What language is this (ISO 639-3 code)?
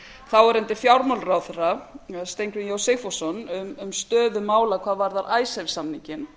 isl